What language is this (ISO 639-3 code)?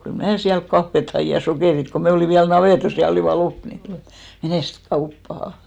fin